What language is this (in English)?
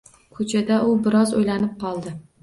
Uzbek